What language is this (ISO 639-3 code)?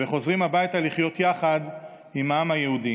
heb